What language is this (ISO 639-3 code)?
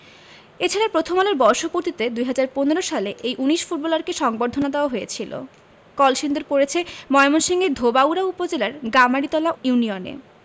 ben